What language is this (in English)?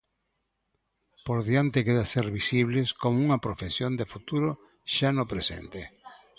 Galician